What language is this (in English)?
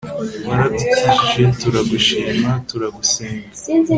Kinyarwanda